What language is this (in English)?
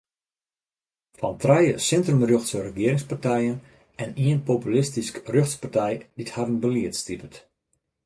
Western Frisian